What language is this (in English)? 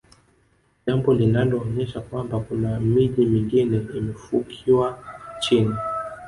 Swahili